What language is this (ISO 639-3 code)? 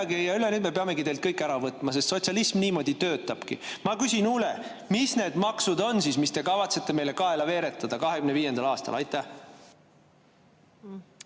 est